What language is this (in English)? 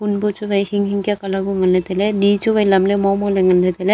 Wancho Naga